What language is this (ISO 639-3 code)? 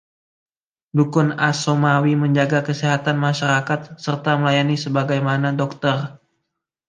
ind